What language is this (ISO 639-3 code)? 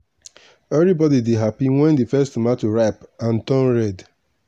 pcm